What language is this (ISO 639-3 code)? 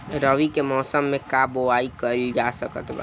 bho